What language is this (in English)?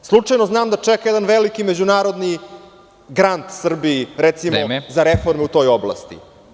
Serbian